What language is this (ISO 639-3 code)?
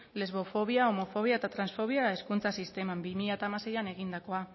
eus